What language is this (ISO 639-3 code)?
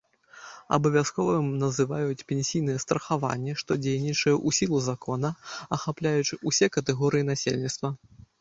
bel